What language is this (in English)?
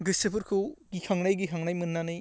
Bodo